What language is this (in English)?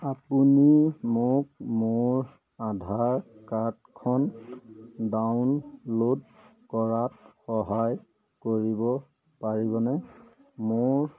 Assamese